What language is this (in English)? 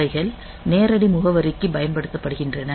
Tamil